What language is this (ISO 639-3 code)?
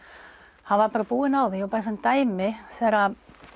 isl